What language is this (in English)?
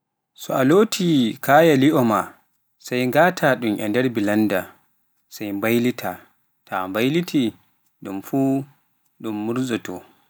Pular